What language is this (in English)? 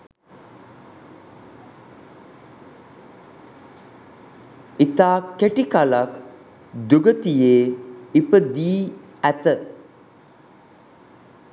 Sinhala